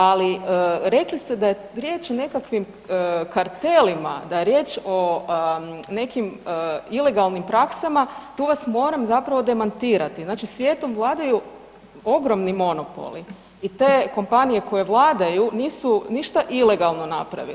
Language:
Croatian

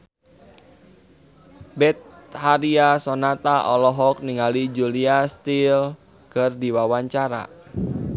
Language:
Sundanese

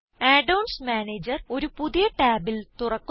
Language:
Malayalam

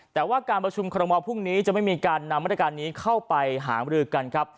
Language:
Thai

